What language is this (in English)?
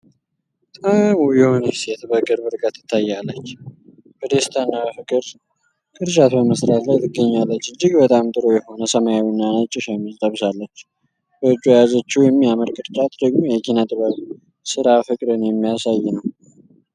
Amharic